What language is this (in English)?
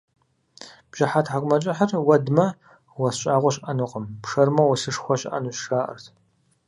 Kabardian